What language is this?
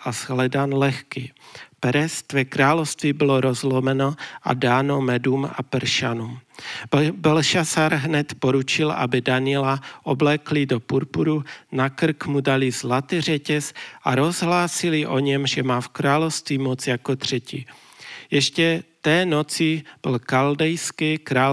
Czech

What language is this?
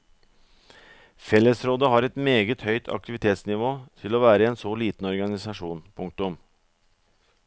Norwegian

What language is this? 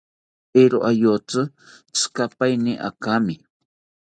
South Ucayali Ashéninka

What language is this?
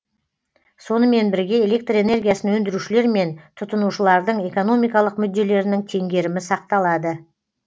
Kazakh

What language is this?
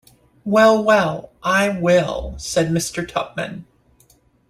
English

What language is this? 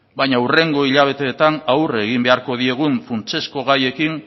Basque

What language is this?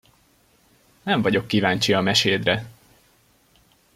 Hungarian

